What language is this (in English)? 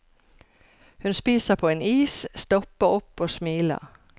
Norwegian